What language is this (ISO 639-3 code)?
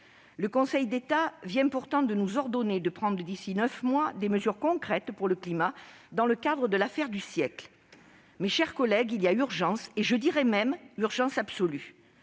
fra